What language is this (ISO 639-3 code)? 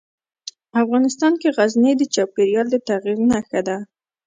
pus